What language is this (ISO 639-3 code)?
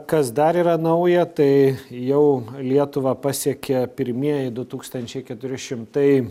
lit